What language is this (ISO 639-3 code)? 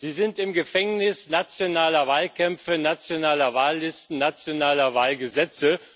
deu